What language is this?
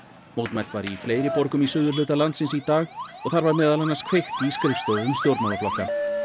Icelandic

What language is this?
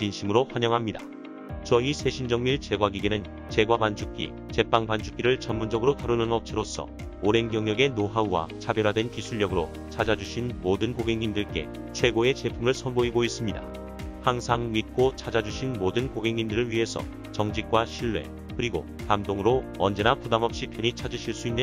Korean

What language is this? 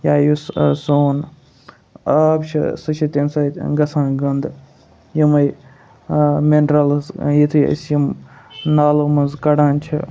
Kashmiri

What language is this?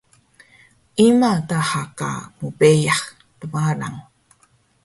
Taroko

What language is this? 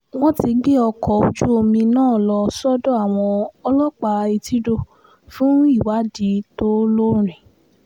Yoruba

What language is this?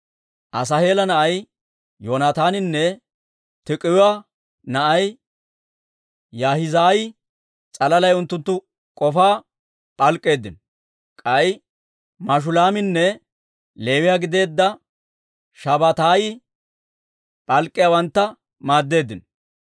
Dawro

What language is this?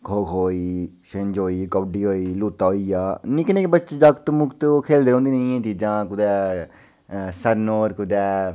Dogri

